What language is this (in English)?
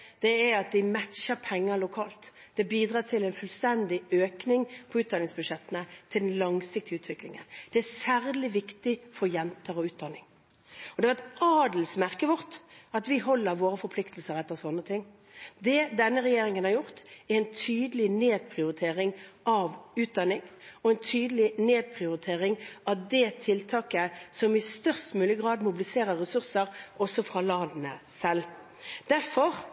Norwegian Bokmål